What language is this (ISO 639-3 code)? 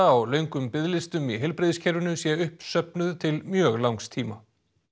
isl